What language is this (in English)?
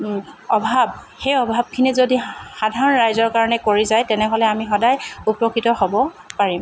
Assamese